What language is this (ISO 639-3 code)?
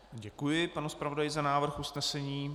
ces